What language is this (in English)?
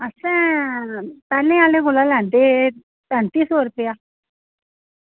Dogri